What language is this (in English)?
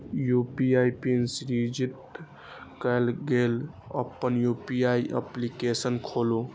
Maithili